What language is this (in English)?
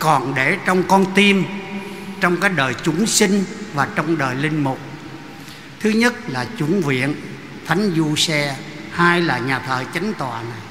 Vietnamese